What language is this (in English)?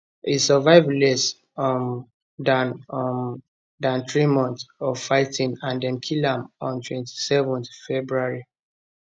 Nigerian Pidgin